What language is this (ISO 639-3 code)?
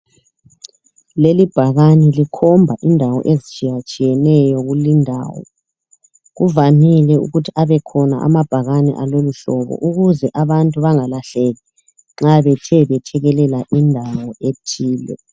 nde